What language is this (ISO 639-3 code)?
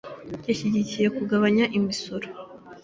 kin